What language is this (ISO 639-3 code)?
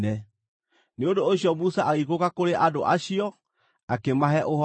kik